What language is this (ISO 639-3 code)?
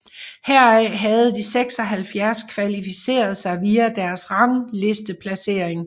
dan